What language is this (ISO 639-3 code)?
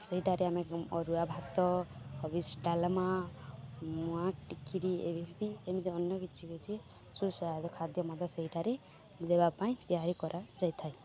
ori